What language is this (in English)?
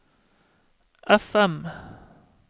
Norwegian